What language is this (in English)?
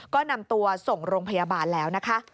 Thai